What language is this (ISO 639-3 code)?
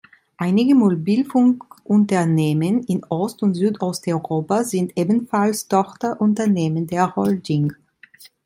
deu